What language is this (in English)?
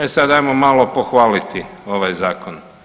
Croatian